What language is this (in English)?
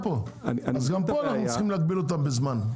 Hebrew